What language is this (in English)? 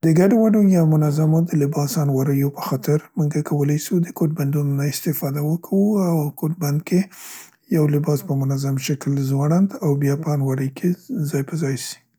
Central Pashto